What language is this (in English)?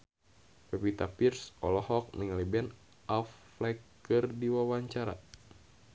Sundanese